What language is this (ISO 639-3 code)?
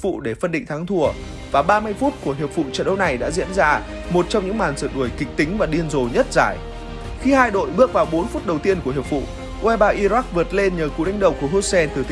vie